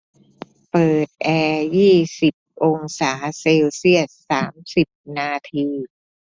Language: Thai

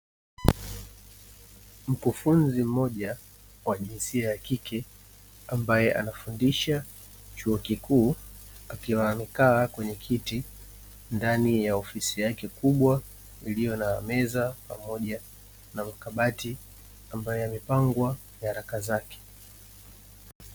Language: Swahili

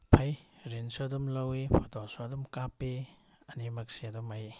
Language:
Manipuri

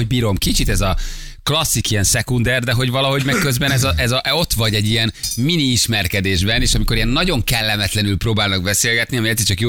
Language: Hungarian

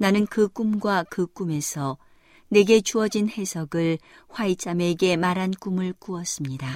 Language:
Korean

